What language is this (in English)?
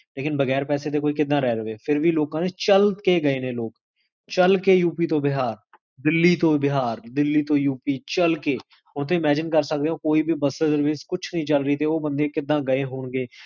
Punjabi